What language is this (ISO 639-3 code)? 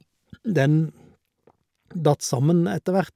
nor